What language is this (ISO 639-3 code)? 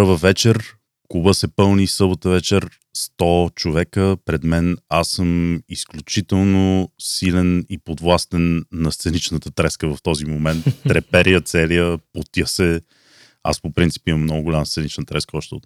bul